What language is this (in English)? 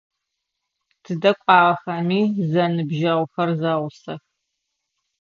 Adyghe